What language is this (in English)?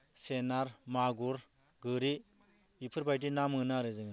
Bodo